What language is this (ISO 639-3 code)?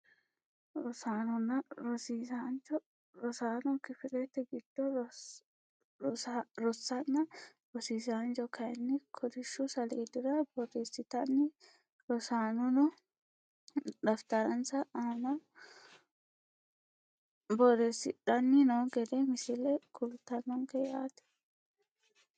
sid